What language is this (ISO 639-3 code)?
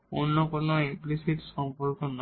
ben